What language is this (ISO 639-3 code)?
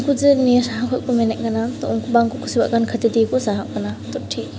sat